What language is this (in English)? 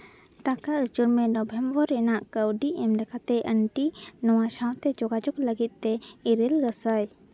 Santali